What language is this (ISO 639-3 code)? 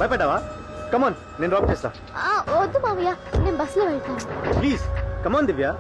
hin